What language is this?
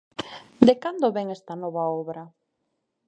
Galician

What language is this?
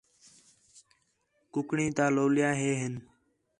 Khetrani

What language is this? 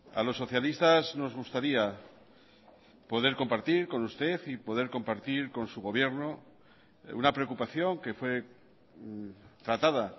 Spanish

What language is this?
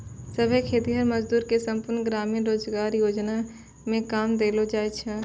Maithili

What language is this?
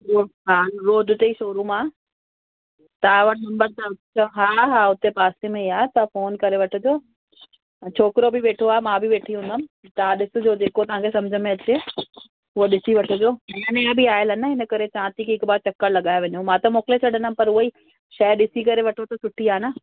Sindhi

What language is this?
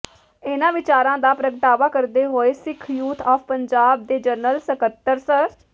Punjabi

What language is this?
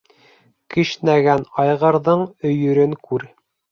Bashkir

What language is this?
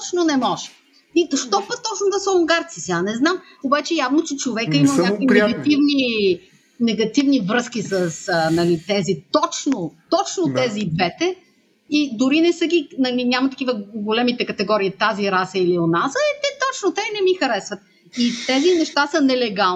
Bulgarian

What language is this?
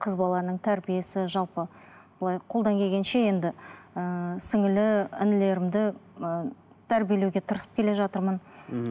Kazakh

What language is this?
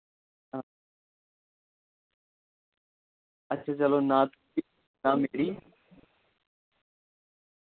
Dogri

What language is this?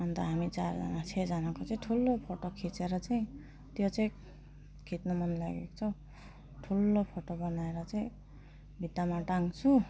Nepali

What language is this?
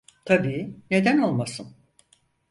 Turkish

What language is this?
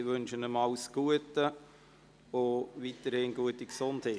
Swiss German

